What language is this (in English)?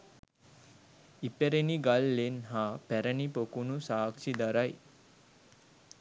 Sinhala